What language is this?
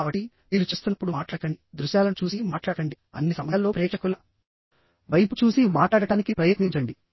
Telugu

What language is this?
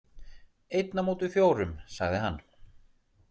Icelandic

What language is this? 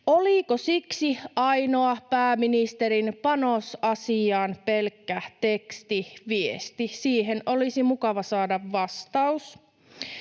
Finnish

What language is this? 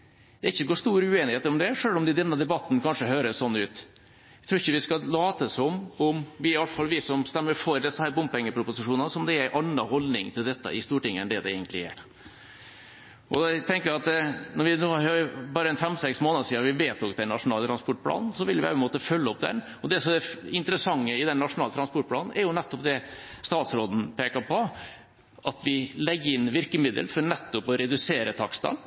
Norwegian Bokmål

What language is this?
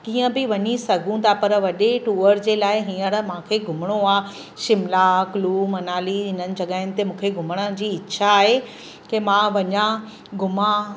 Sindhi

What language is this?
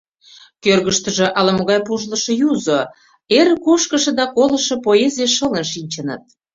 Mari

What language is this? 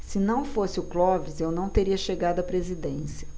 Portuguese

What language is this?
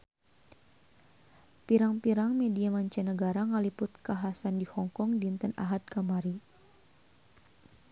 Sundanese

